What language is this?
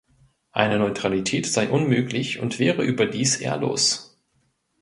German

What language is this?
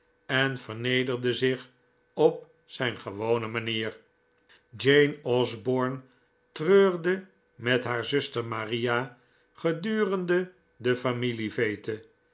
Dutch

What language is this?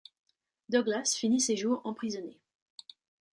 French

